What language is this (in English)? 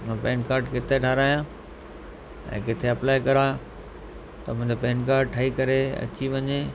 Sindhi